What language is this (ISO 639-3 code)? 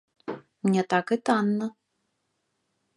bel